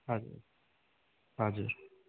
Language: Nepali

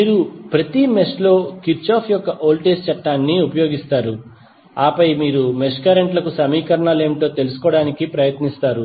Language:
Telugu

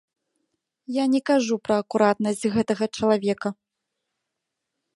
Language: Belarusian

